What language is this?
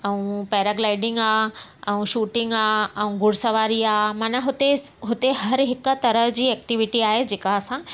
Sindhi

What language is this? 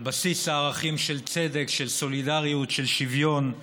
Hebrew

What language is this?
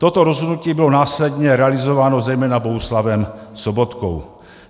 Czech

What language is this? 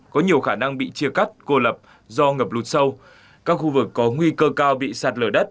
Vietnamese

